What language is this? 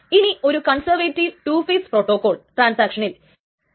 Malayalam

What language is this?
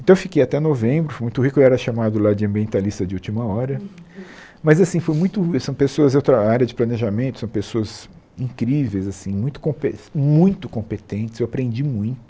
Portuguese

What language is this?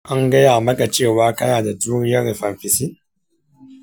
Hausa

